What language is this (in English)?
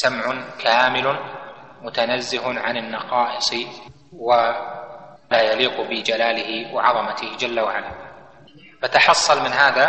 Arabic